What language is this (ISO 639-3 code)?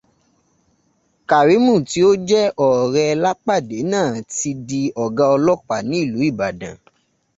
yor